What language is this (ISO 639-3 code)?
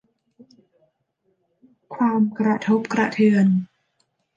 tha